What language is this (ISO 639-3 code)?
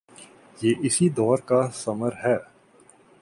urd